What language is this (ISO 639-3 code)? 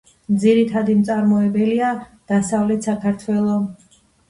kat